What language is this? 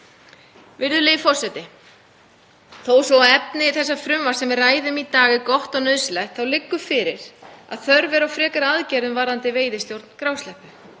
Icelandic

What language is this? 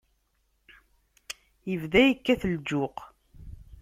Kabyle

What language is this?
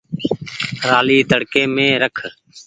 Goaria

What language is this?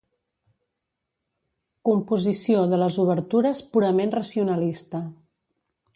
Catalan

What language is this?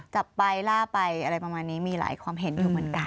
Thai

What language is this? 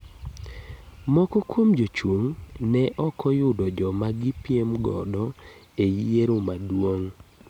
Luo (Kenya and Tanzania)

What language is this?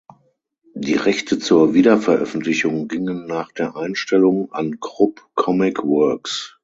German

